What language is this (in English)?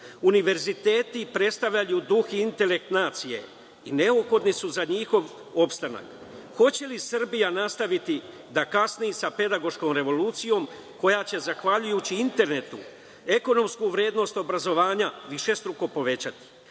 Serbian